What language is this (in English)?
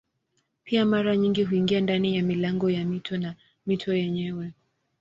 Swahili